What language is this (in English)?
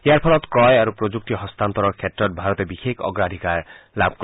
Assamese